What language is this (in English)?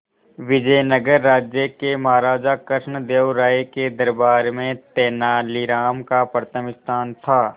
Hindi